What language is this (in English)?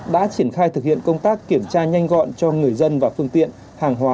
Vietnamese